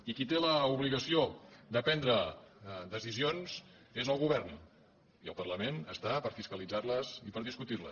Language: Catalan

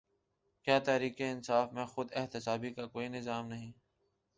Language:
Urdu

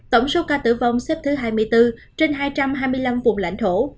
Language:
Vietnamese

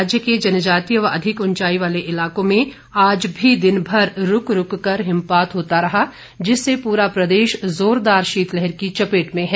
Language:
Hindi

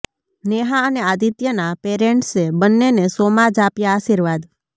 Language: Gujarati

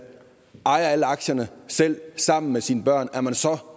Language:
Danish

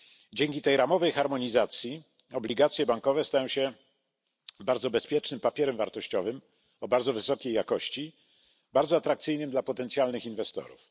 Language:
Polish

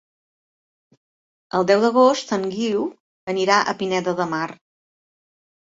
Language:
Catalan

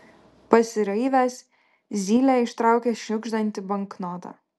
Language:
Lithuanian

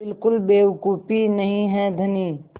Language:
Hindi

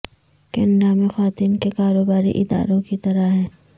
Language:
Urdu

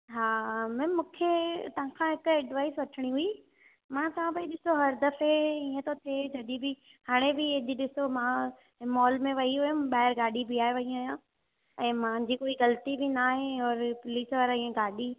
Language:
Sindhi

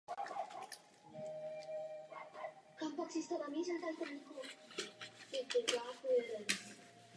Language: Czech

